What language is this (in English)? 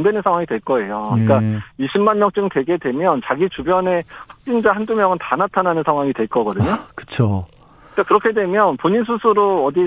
Korean